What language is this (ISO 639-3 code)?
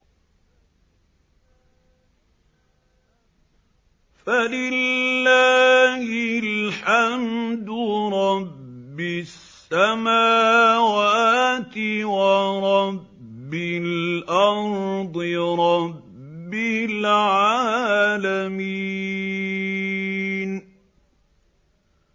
ara